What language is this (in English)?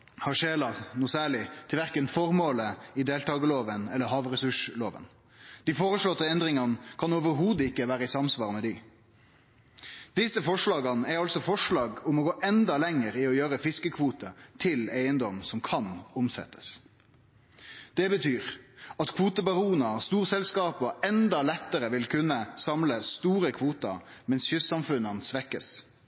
Norwegian Nynorsk